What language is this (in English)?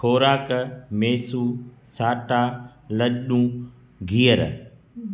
Sindhi